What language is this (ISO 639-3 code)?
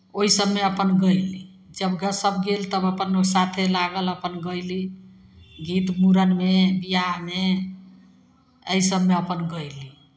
mai